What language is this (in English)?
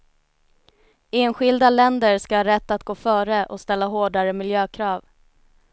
Swedish